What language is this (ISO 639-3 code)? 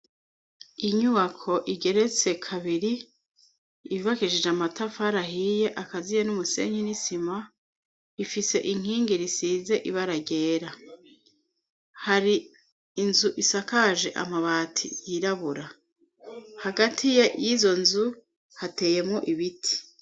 run